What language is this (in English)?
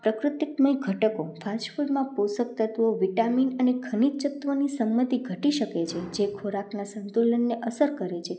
Gujarati